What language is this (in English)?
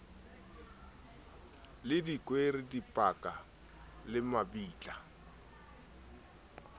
Southern Sotho